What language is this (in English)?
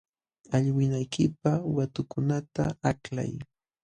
Jauja Wanca Quechua